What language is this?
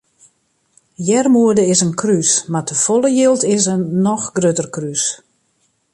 Western Frisian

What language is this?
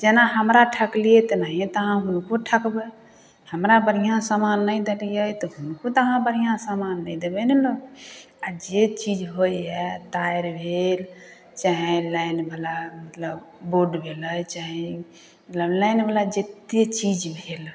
Maithili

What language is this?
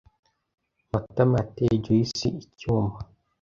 Kinyarwanda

